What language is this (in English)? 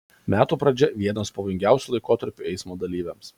Lithuanian